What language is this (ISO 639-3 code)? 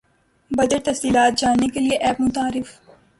urd